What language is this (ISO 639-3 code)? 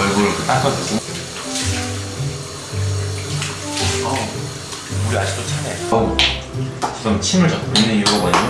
kor